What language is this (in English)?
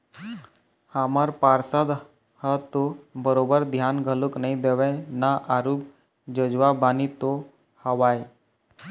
Chhattisgarhi